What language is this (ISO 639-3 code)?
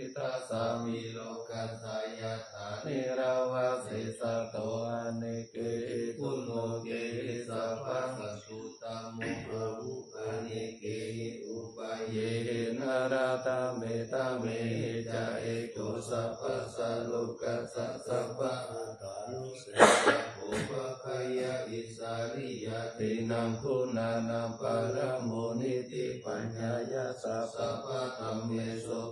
tha